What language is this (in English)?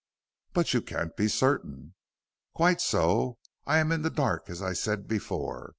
English